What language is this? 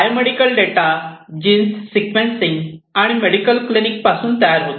Marathi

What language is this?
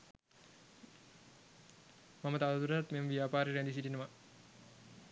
Sinhala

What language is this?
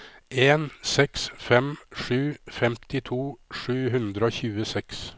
Norwegian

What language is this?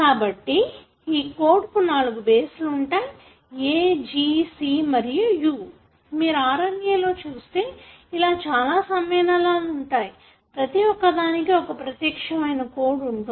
Telugu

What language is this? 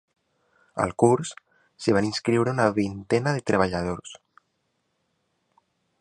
Catalan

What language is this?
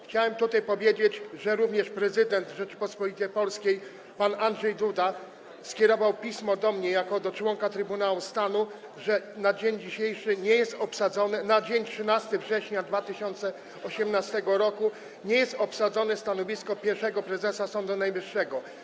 Polish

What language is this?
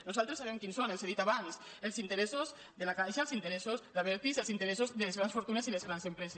Catalan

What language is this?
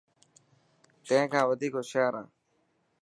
Dhatki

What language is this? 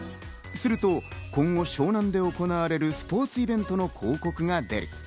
Japanese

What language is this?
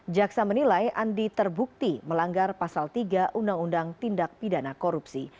Indonesian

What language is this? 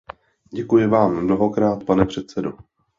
Czech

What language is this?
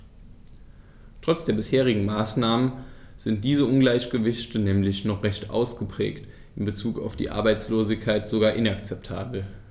German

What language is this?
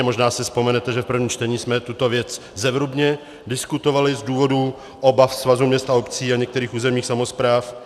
Czech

